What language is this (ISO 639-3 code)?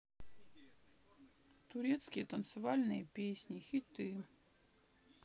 rus